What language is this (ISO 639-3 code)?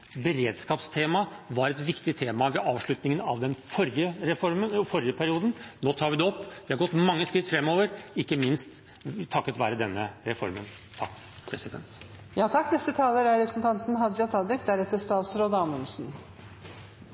nor